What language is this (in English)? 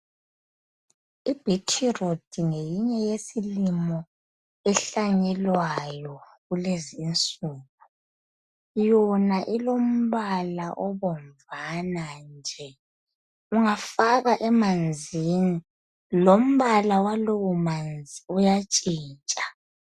North Ndebele